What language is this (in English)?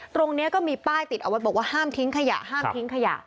Thai